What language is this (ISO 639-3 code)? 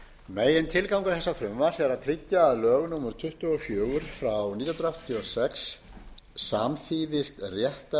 isl